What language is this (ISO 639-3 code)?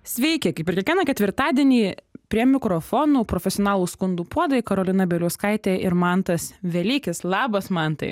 lit